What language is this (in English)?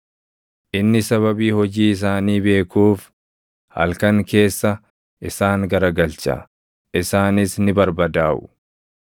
Oromo